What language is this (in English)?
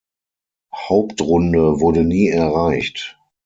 German